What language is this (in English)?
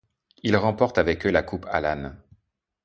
French